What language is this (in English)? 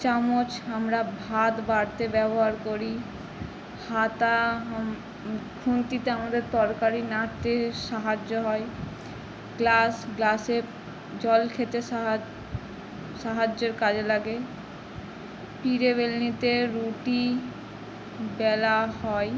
Bangla